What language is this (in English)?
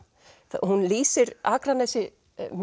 Icelandic